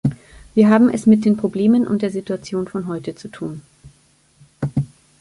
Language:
German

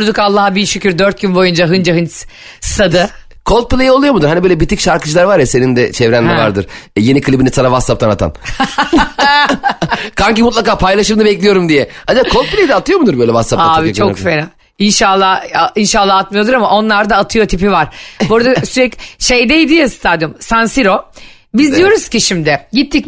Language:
Turkish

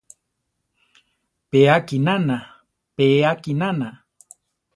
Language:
Central Tarahumara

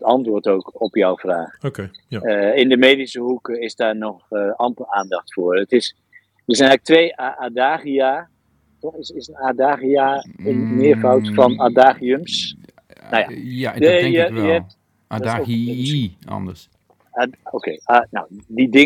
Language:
Dutch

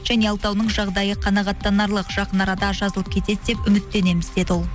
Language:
Kazakh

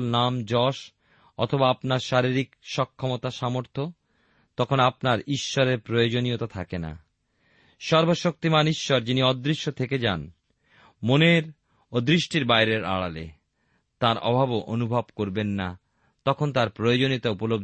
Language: Bangla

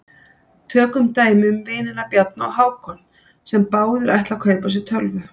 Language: Icelandic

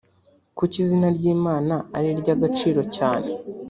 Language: Kinyarwanda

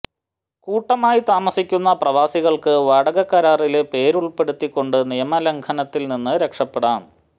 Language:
Malayalam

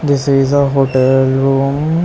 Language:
English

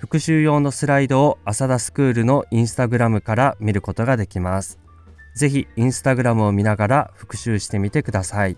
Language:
Japanese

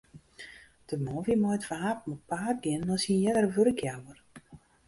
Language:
Western Frisian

